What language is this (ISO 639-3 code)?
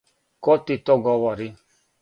srp